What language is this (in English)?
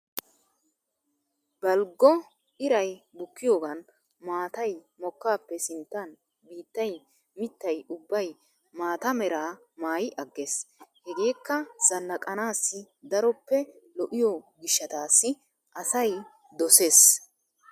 Wolaytta